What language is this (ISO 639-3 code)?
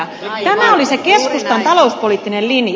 fin